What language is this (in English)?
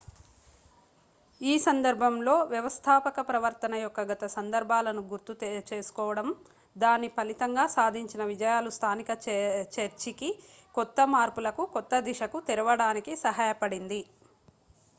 Telugu